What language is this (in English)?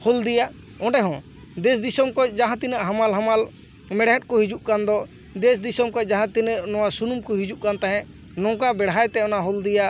Santali